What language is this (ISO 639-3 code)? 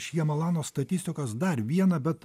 lit